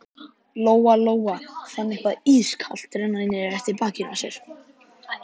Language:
Icelandic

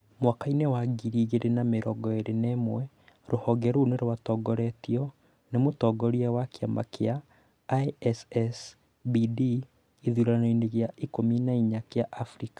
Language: Kikuyu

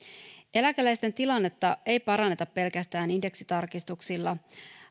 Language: Finnish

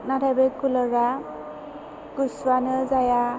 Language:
Bodo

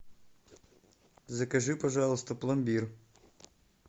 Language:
Russian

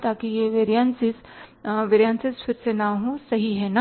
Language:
Hindi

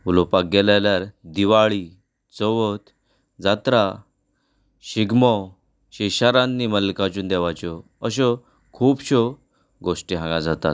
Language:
Konkani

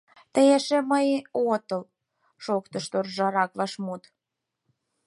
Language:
Mari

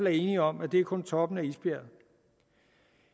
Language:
Danish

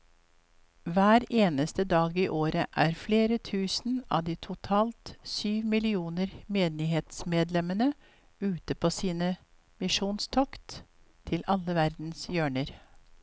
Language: Norwegian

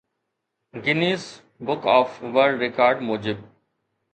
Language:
Sindhi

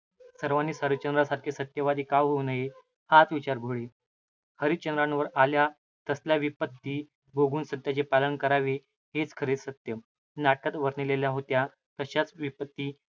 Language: Marathi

